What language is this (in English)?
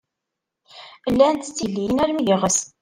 Kabyle